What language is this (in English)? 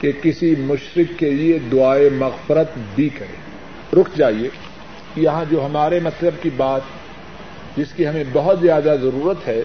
Urdu